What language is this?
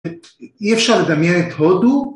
Hebrew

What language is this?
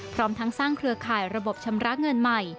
Thai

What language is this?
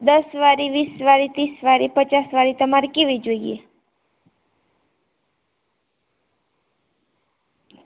Gujarati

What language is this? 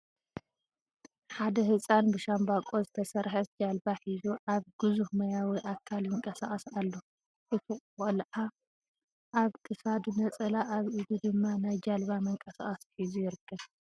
Tigrinya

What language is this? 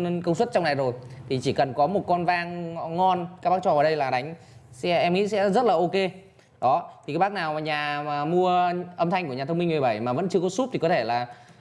Vietnamese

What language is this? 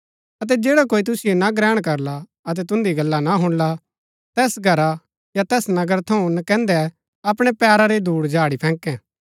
Gaddi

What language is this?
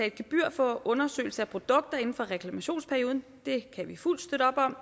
Danish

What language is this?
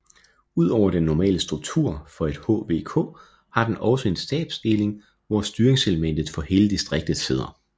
Danish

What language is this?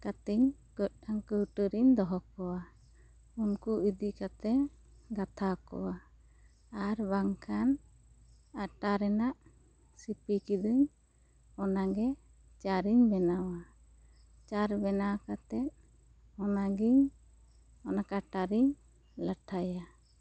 Santali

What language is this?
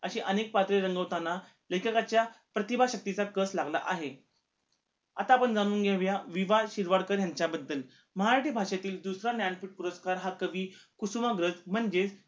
Marathi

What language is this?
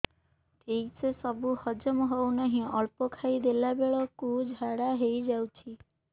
Odia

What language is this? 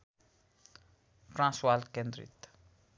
Nepali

